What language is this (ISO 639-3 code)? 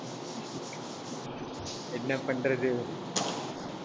tam